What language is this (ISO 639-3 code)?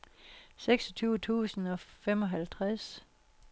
dan